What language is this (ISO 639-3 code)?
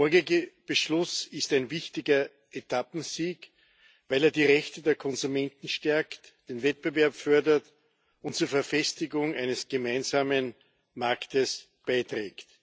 deu